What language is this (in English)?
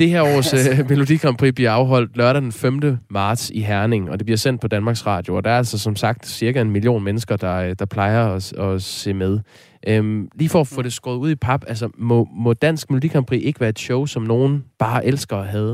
Danish